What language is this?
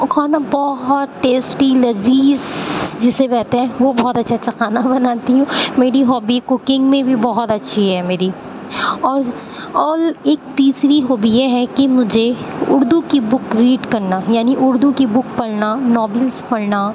Urdu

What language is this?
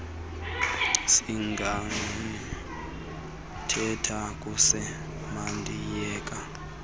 Xhosa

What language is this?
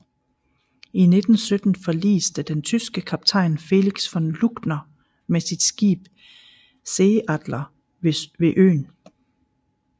Danish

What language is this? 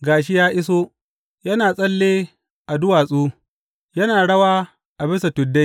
Hausa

